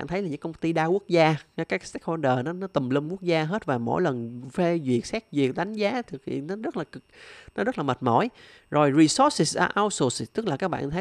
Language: Vietnamese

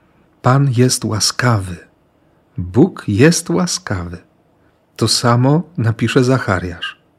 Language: Polish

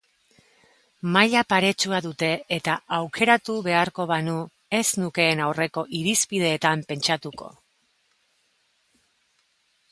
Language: Basque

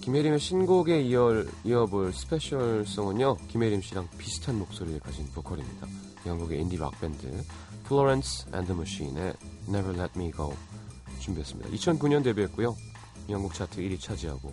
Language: Korean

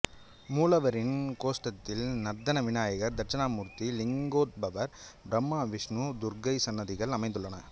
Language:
Tamil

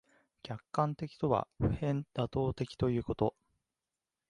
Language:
Japanese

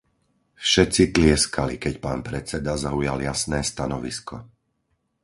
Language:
Slovak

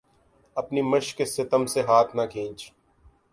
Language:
Urdu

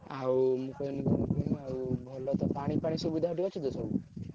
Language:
Odia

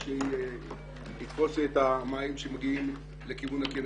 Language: Hebrew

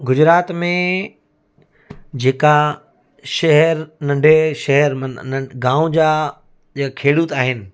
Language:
Sindhi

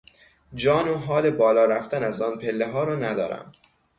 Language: Persian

